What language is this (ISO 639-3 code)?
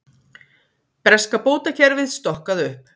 isl